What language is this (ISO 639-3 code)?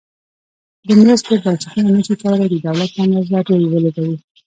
pus